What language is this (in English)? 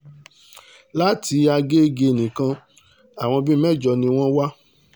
Yoruba